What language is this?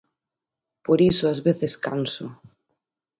Galician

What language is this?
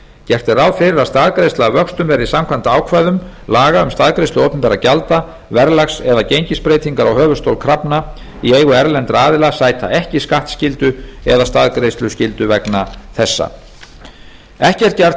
Icelandic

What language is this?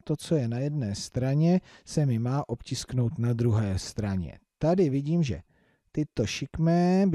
Czech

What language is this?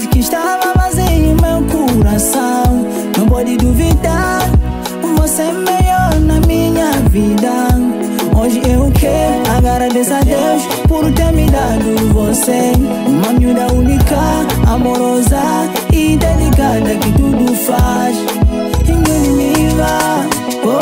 Portuguese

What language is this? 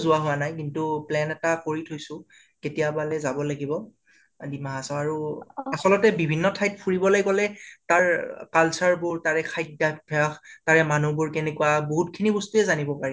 Assamese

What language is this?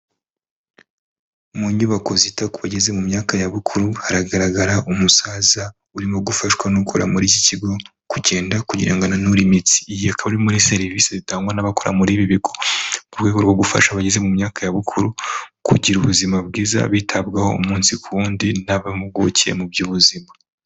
Kinyarwanda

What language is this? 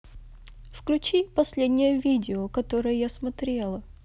Russian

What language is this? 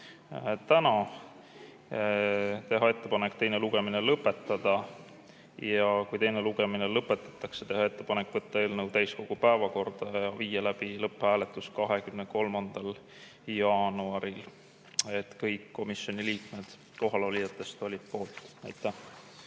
Estonian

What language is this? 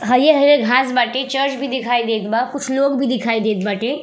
Bhojpuri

